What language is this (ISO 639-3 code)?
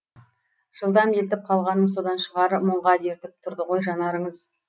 kaz